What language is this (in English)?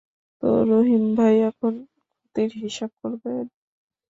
Bangla